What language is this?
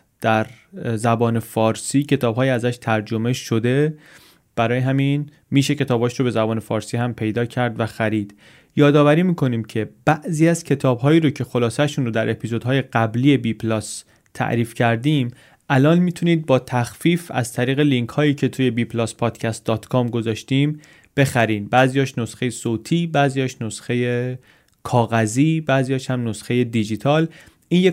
Persian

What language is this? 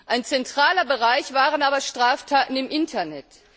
German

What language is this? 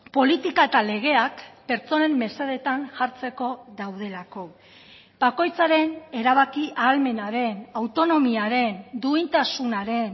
Basque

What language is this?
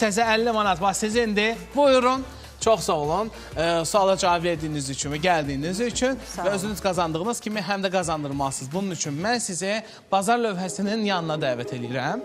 Turkish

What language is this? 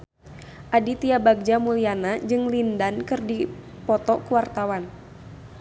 Sundanese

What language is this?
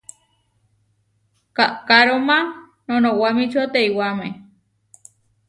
Huarijio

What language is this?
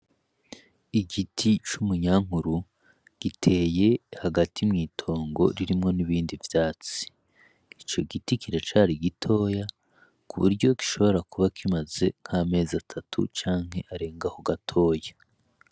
Rundi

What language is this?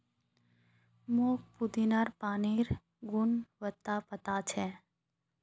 Magahi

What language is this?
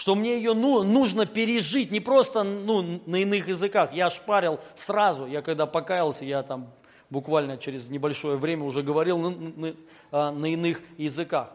Russian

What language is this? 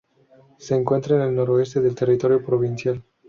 Spanish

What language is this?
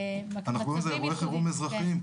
Hebrew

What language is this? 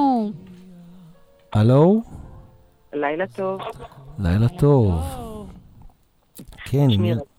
Hebrew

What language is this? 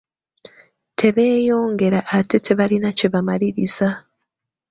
Ganda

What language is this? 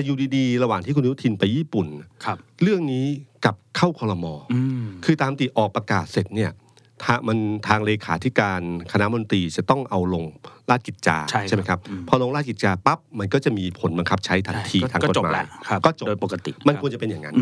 Thai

